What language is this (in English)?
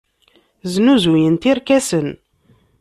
Kabyle